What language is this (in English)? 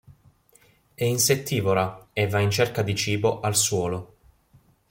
Italian